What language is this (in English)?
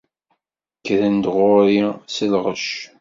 Kabyle